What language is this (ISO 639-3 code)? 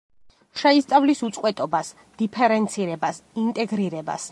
kat